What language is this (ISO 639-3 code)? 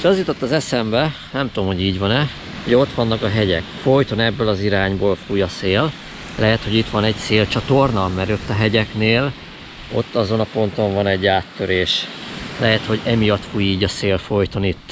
hun